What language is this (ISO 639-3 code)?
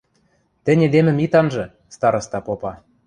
mrj